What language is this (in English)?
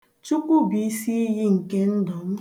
Igbo